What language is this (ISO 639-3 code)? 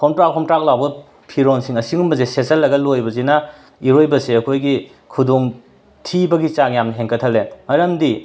mni